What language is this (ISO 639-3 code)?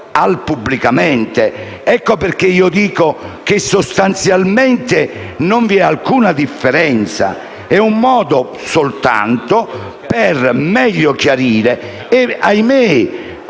ita